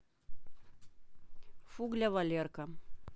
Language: Russian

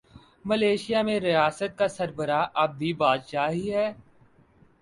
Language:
Urdu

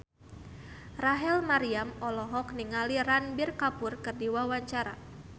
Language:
Sundanese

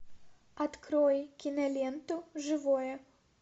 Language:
Russian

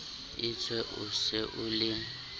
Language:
Southern Sotho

